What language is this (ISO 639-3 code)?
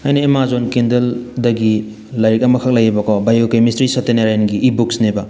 mni